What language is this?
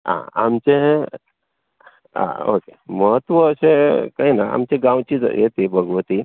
Konkani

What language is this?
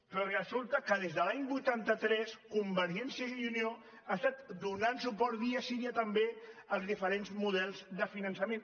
Catalan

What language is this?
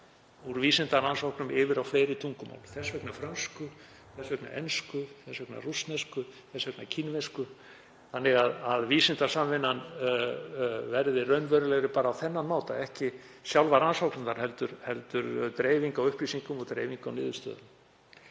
Icelandic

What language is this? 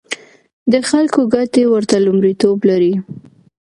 Pashto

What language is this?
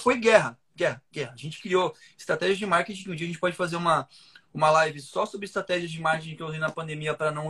Portuguese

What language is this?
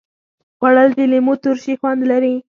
Pashto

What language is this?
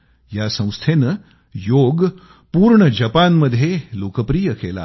Marathi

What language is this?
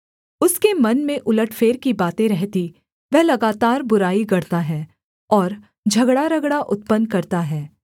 Hindi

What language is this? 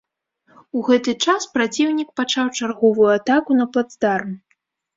Belarusian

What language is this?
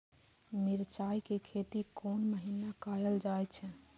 Maithili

